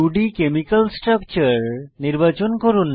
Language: Bangla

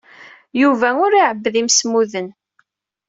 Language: Kabyle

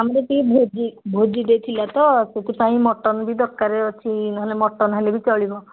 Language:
Odia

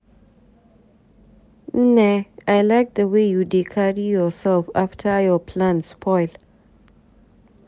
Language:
Nigerian Pidgin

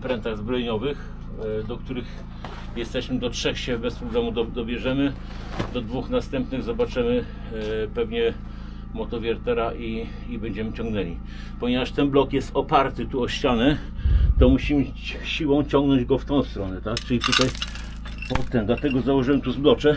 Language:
Polish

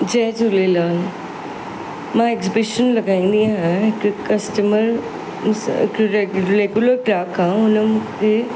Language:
Sindhi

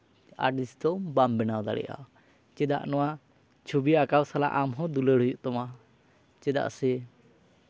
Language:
Santali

